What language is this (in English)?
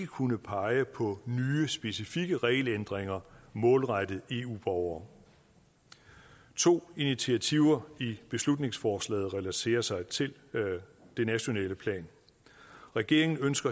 Danish